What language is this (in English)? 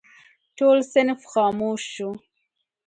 Pashto